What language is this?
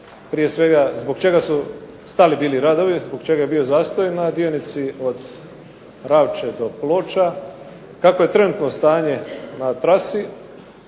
Croatian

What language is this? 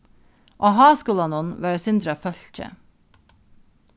Faroese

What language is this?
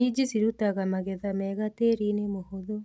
Kikuyu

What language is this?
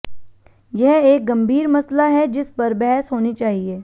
Hindi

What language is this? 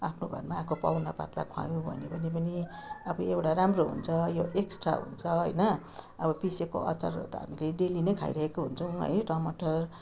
Nepali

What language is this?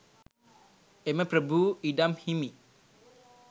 Sinhala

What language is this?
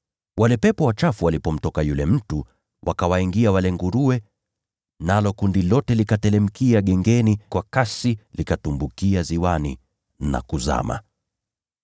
Swahili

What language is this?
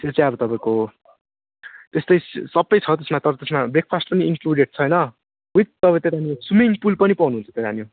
Nepali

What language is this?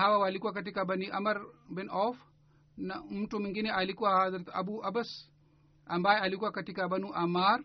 Swahili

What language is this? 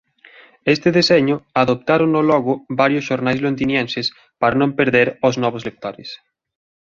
Galician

